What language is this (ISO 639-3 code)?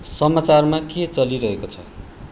nep